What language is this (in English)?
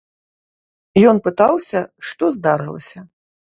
Belarusian